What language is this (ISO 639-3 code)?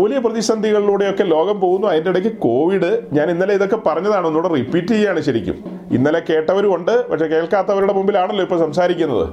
mal